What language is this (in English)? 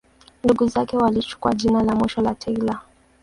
Swahili